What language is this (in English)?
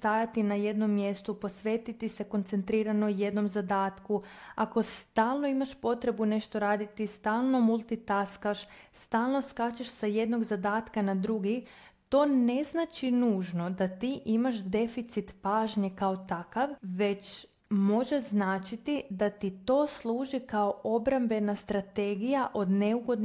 Croatian